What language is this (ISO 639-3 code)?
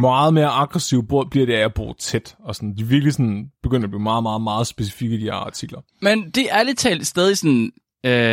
dan